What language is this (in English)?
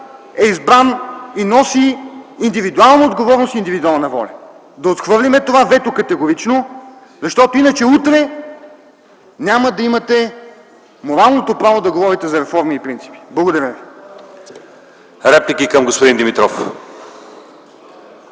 Bulgarian